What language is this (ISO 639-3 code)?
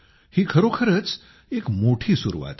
mar